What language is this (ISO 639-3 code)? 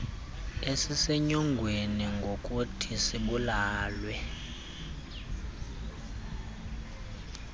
xho